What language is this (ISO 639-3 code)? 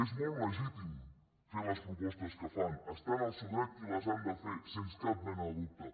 cat